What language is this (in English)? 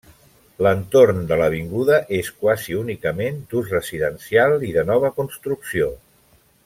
Catalan